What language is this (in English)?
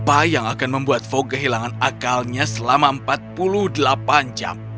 Indonesian